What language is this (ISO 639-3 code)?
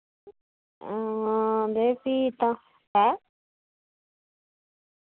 doi